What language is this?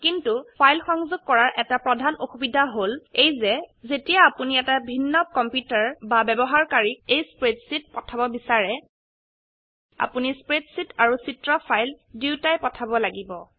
Assamese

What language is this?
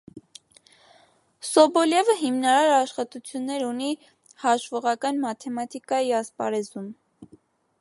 Armenian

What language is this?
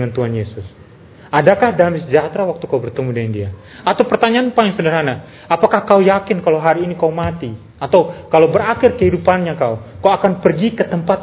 Indonesian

